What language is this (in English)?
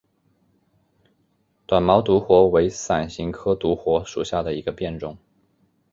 Chinese